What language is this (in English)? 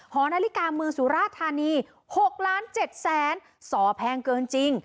Thai